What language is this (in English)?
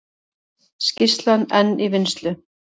Icelandic